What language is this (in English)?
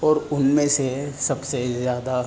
Urdu